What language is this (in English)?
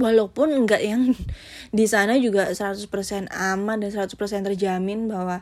Indonesian